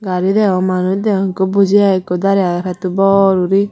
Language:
Chakma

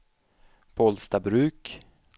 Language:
Swedish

